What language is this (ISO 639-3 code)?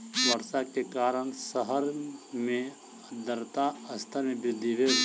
mai